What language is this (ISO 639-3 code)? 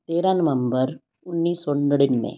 pan